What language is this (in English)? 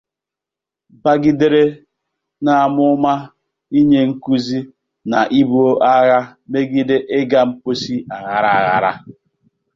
Igbo